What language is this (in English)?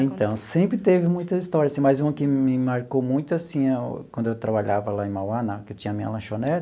Portuguese